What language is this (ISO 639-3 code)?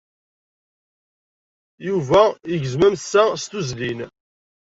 kab